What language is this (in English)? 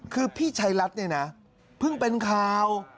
Thai